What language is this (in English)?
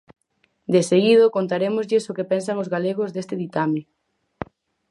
Galician